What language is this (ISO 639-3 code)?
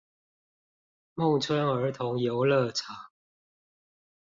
zho